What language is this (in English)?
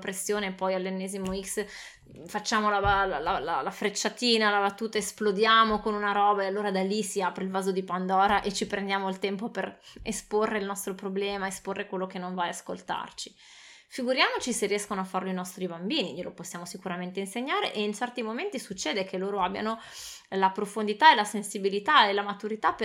Italian